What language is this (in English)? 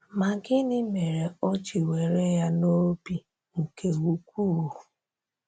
Igbo